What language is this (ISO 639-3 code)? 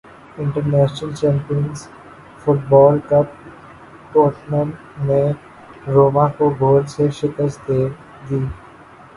urd